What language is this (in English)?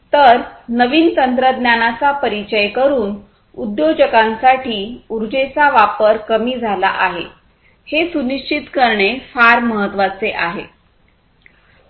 Marathi